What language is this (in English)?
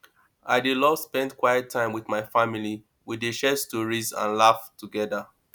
Nigerian Pidgin